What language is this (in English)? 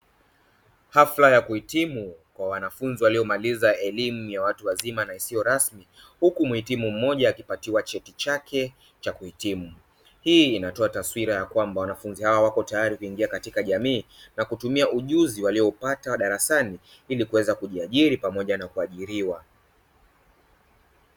Swahili